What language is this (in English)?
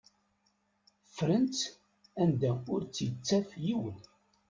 Kabyle